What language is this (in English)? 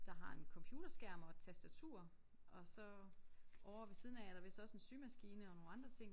Danish